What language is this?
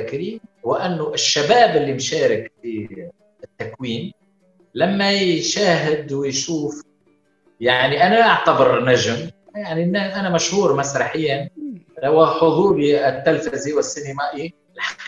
Arabic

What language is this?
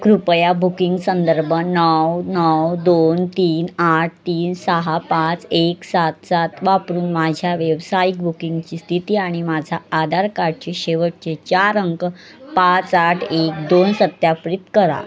Marathi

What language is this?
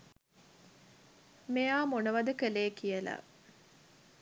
Sinhala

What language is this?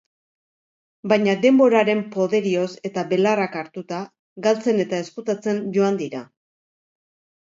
Basque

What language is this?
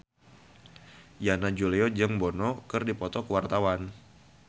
Sundanese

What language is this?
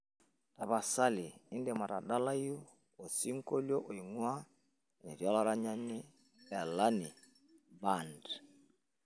Masai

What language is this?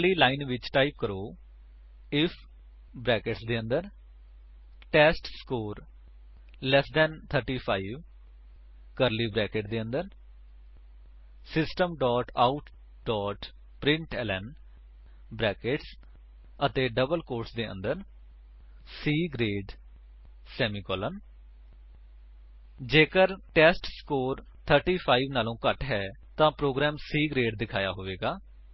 Punjabi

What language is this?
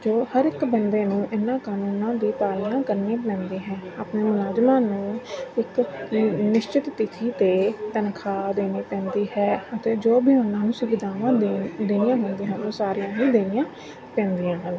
Punjabi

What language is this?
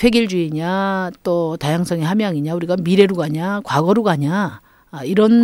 Korean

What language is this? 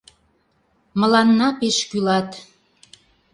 Mari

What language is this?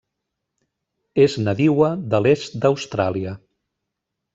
Catalan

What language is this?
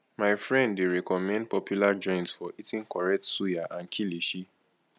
Nigerian Pidgin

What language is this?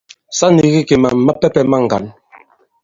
Bankon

